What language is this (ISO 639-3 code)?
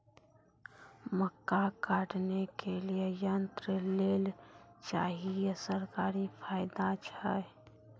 mai